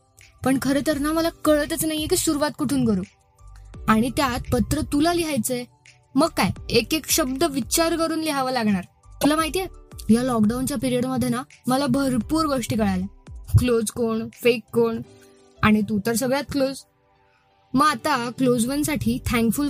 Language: Marathi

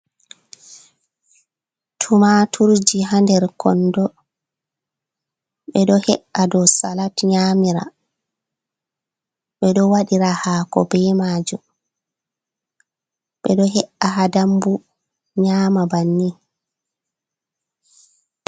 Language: Fula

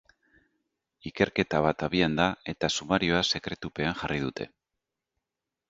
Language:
Basque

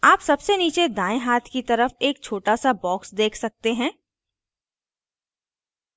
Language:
Hindi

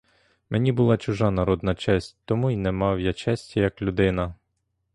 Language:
Ukrainian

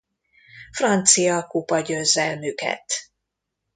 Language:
Hungarian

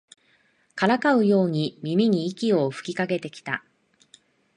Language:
Japanese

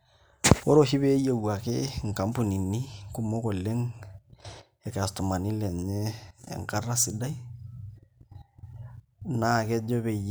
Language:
Masai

